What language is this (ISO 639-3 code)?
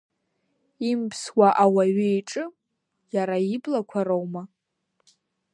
abk